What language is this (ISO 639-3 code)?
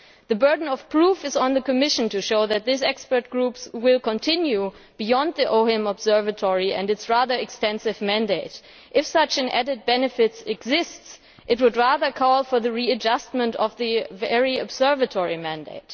eng